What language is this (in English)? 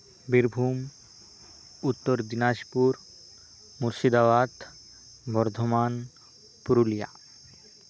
Santali